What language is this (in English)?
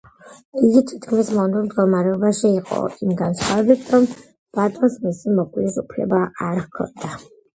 Georgian